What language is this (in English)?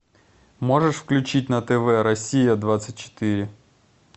Russian